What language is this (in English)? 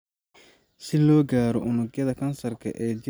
Somali